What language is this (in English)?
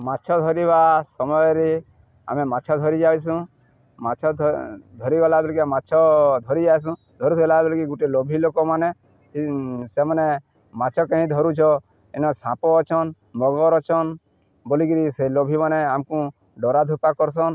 Odia